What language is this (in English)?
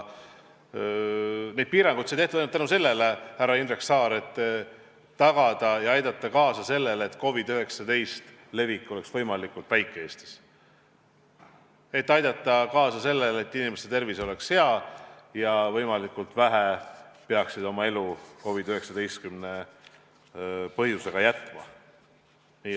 Estonian